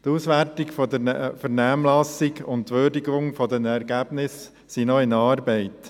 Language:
Swiss German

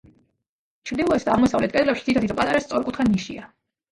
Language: Georgian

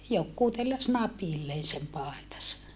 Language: Finnish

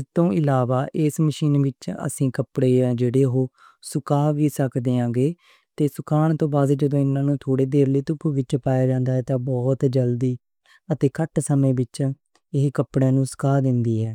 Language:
Western Panjabi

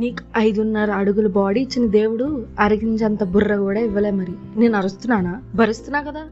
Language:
Telugu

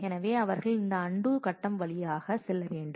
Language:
Tamil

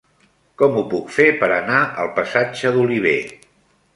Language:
Catalan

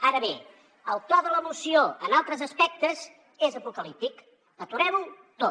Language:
Catalan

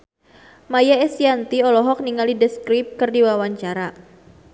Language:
Sundanese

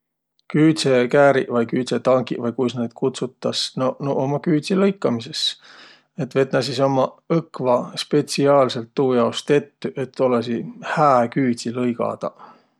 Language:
Võro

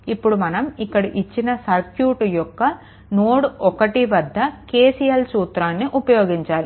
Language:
Telugu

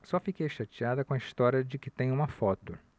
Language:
Portuguese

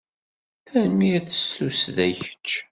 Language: Kabyle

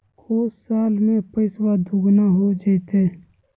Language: Magahi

